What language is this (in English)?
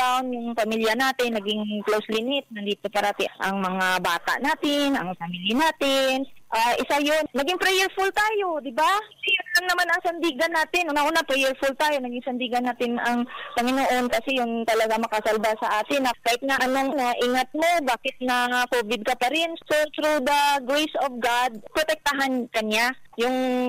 Filipino